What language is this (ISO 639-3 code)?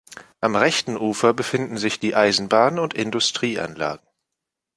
deu